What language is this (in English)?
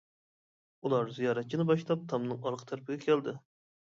Uyghur